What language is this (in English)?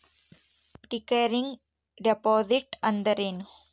Kannada